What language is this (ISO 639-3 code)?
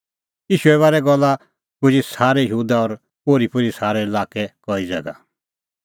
kfx